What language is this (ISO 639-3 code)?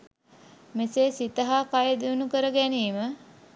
sin